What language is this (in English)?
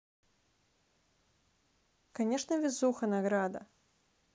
Russian